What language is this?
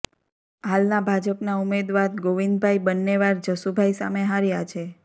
Gujarati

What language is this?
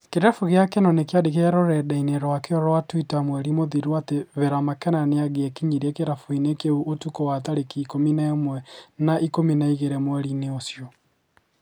Kikuyu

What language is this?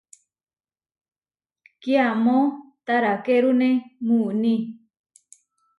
Huarijio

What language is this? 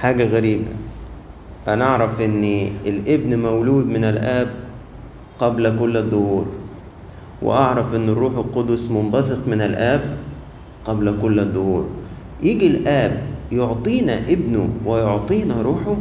Arabic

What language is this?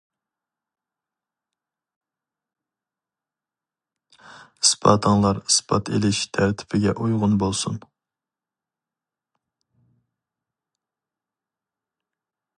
Uyghur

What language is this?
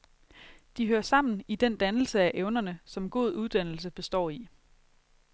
Danish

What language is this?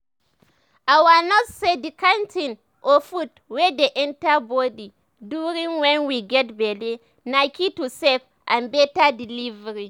Nigerian Pidgin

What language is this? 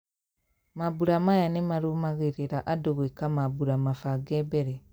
Kikuyu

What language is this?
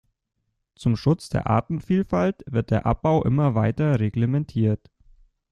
German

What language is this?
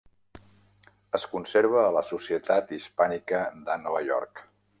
Catalan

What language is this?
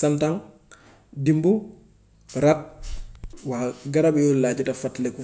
Gambian Wolof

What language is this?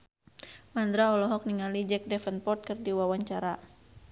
Sundanese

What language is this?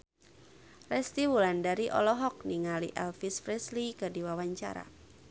Sundanese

